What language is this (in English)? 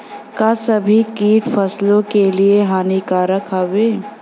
Bhojpuri